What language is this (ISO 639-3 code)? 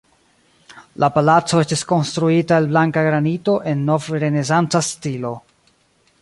epo